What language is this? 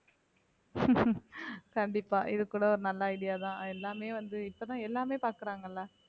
Tamil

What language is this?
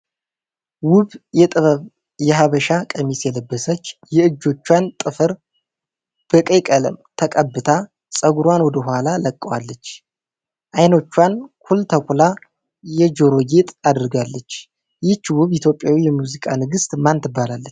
Amharic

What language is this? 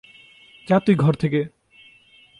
Bangla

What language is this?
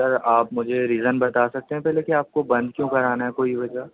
Urdu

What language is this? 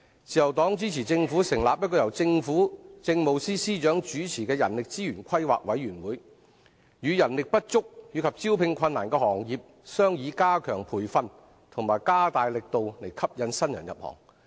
Cantonese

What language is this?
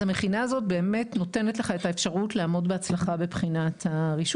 Hebrew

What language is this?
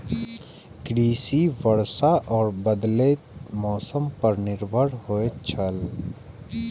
Maithili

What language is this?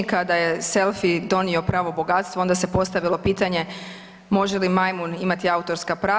Croatian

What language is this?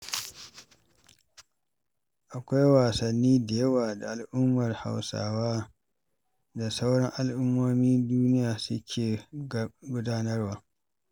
Hausa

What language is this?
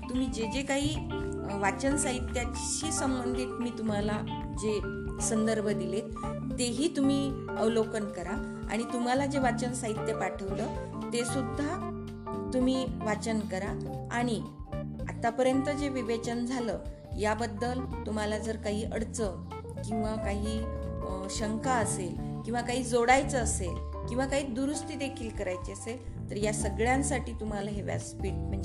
Marathi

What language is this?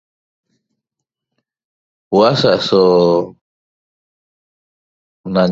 Toba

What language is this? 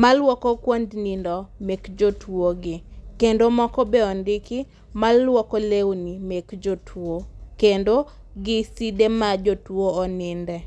Luo (Kenya and Tanzania)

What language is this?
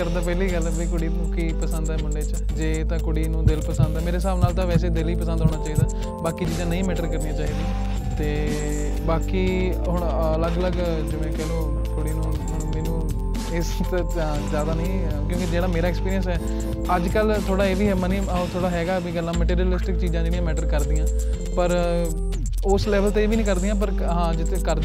Punjabi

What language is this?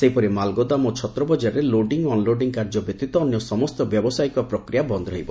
Odia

